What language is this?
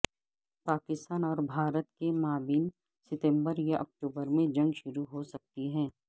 Urdu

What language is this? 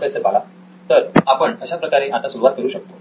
Marathi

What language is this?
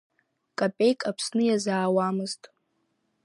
Abkhazian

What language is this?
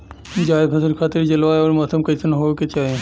Bhojpuri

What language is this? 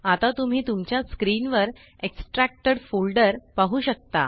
Marathi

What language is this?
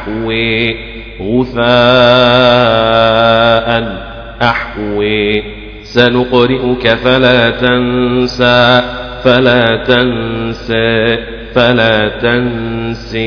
Arabic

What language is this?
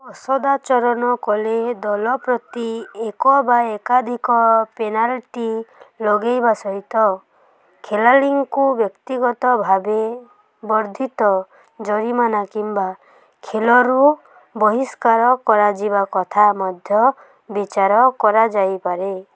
Odia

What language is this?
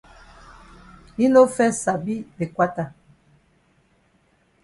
Cameroon Pidgin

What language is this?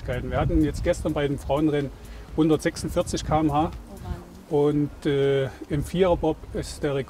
German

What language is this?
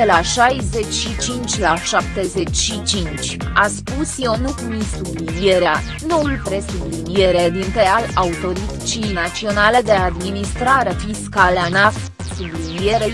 Romanian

